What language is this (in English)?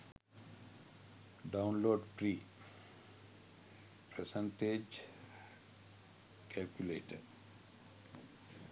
Sinhala